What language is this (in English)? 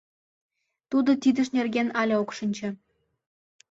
Mari